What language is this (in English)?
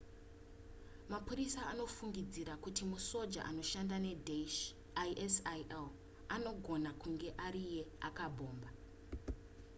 Shona